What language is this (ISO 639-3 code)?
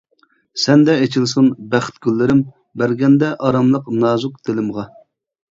uig